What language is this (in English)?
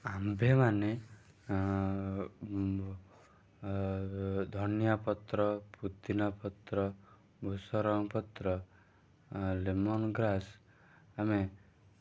Odia